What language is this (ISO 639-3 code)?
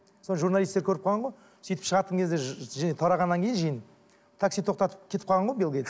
kaz